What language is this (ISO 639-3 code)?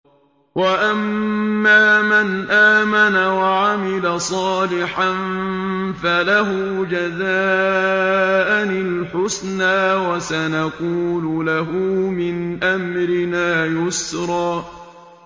ara